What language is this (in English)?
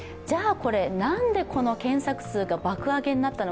Japanese